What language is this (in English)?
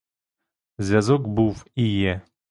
Ukrainian